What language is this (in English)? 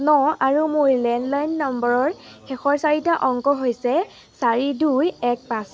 Assamese